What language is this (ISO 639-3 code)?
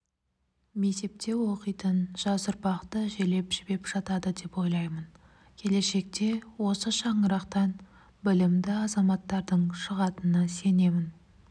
kaz